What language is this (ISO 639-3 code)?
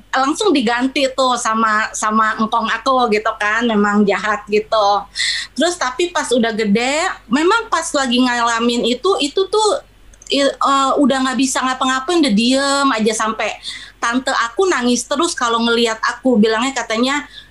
ind